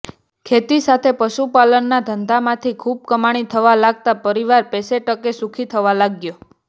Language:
Gujarati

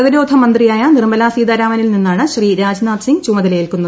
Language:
Malayalam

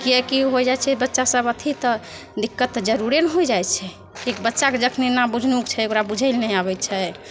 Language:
Maithili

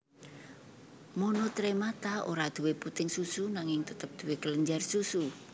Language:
Javanese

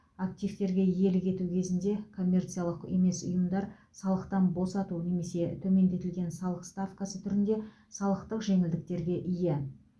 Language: Kazakh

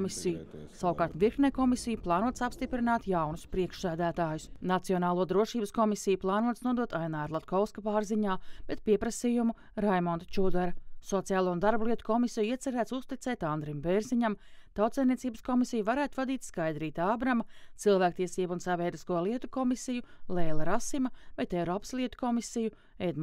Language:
Latvian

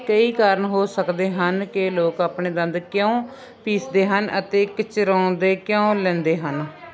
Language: Punjabi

